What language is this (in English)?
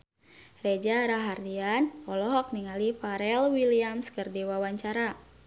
Sundanese